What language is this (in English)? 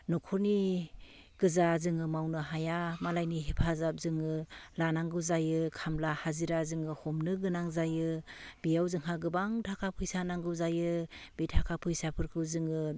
Bodo